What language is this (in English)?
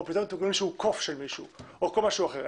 Hebrew